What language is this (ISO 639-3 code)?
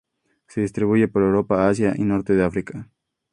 spa